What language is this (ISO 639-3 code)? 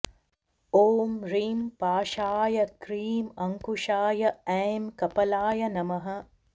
san